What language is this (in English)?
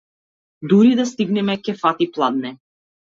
Macedonian